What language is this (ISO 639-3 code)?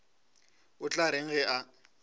nso